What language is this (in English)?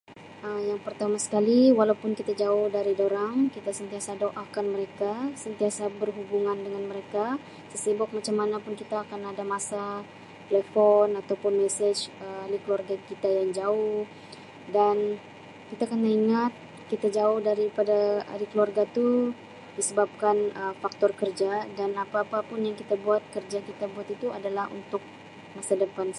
Sabah Malay